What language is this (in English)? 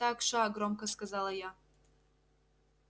Russian